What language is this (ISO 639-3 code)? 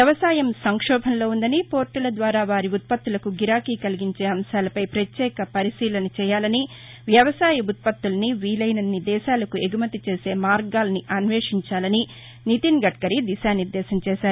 tel